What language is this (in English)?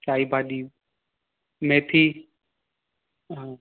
Sindhi